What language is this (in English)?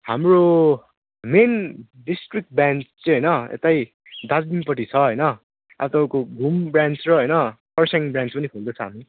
Nepali